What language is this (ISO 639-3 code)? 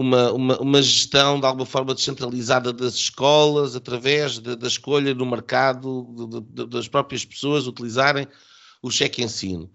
por